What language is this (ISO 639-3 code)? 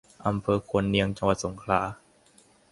tha